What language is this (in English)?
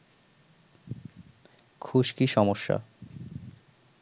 Bangla